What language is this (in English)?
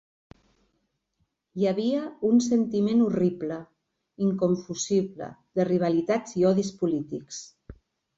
Catalan